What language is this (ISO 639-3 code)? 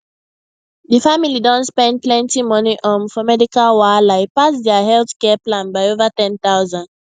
pcm